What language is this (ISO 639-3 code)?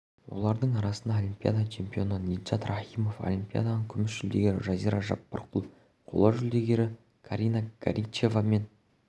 kaz